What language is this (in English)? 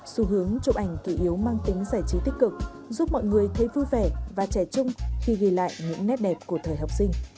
Vietnamese